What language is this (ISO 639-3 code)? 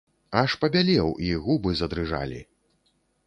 bel